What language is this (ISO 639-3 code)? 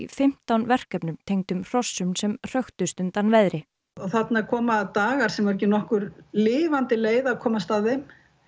isl